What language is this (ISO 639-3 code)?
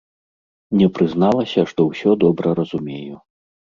bel